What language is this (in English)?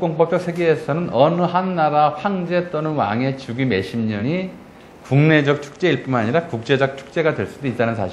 Korean